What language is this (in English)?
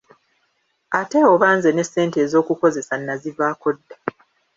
Ganda